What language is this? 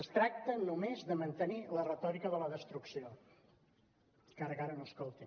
Catalan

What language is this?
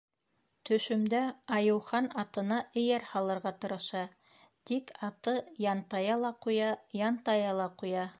Bashkir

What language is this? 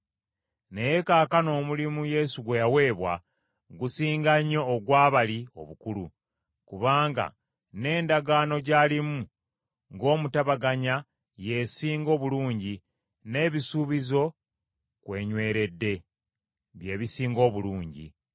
Ganda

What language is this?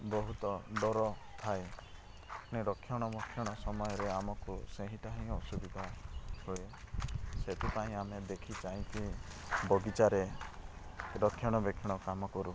Odia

